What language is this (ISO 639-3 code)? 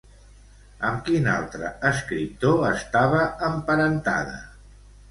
cat